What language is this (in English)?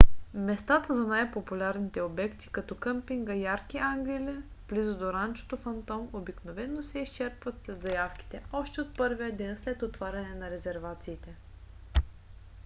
Bulgarian